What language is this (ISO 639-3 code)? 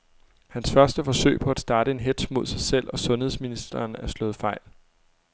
dan